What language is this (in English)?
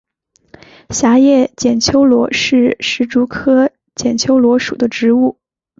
Chinese